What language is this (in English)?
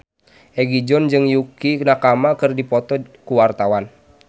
Sundanese